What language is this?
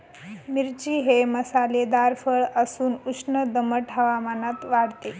Marathi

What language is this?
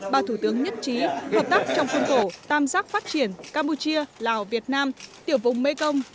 Vietnamese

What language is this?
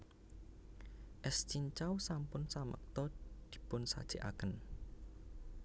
Javanese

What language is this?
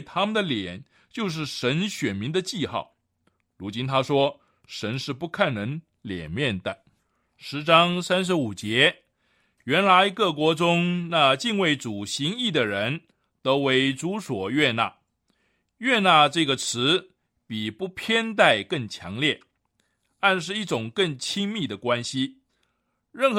Chinese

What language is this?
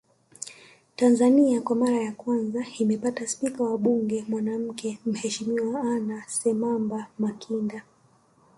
Swahili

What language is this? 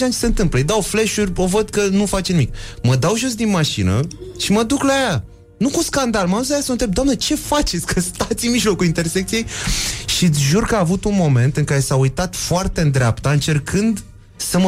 Romanian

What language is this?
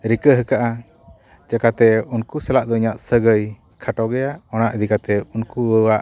Santali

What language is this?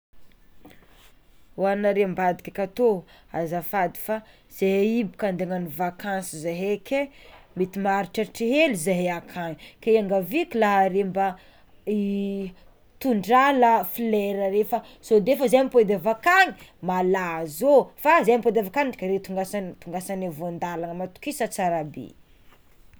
Tsimihety Malagasy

